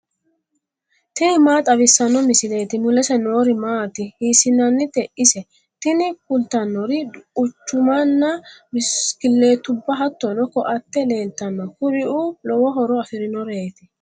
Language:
Sidamo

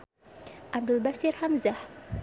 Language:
Sundanese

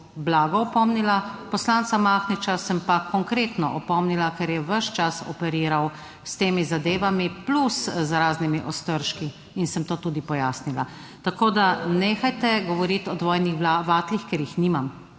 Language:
Slovenian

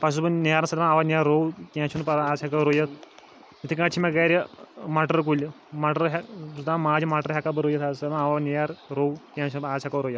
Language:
Kashmiri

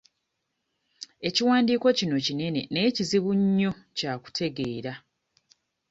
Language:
Ganda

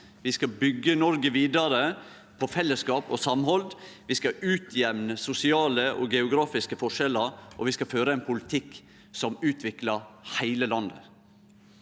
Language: Norwegian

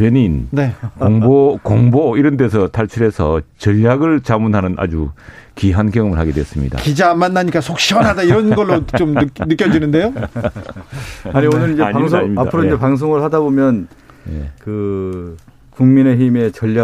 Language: Korean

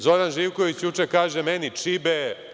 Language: Serbian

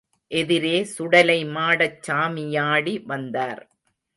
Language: Tamil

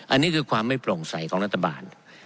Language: Thai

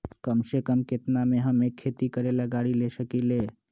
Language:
Magahi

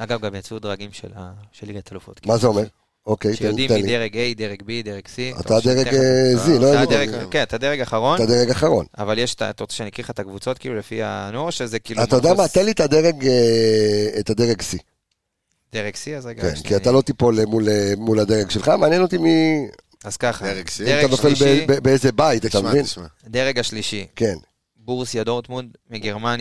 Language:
Hebrew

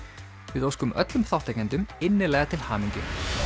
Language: Icelandic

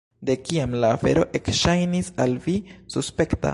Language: Esperanto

